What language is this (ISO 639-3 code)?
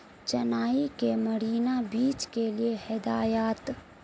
urd